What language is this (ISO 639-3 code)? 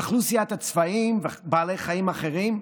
heb